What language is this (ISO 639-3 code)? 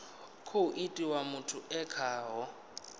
ven